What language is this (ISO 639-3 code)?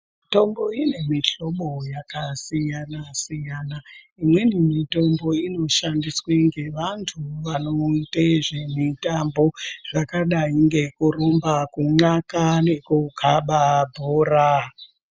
ndc